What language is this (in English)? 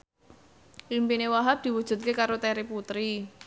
Javanese